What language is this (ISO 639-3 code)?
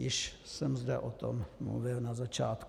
ces